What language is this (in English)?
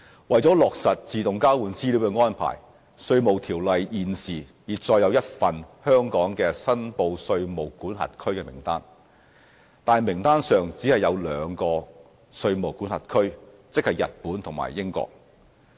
Cantonese